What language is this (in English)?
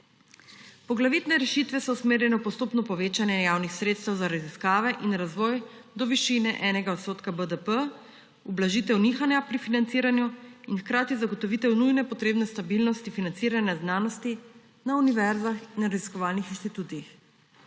Slovenian